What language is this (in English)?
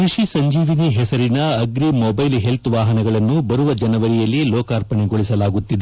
Kannada